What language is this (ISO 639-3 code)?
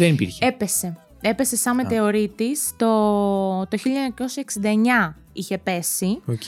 ell